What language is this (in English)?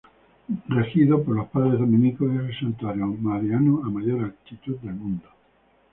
Spanish